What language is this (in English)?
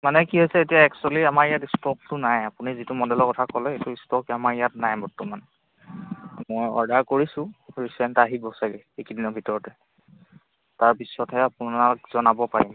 Assamese